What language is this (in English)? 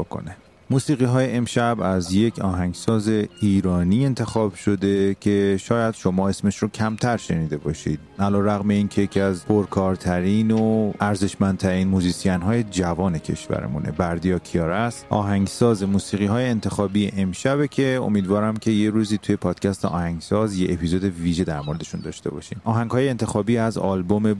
Persian